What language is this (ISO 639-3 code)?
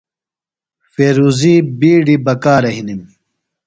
phl